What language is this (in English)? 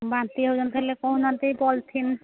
Odia